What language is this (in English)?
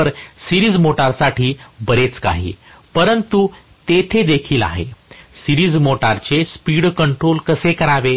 Marathi